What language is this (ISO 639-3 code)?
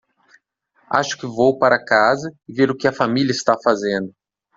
por